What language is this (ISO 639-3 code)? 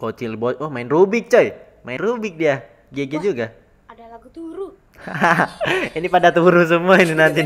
ind